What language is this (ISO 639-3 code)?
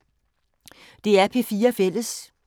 dan